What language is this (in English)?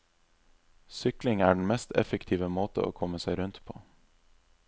Norwegian